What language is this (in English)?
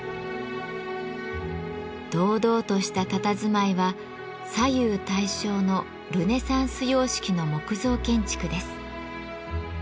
Japanese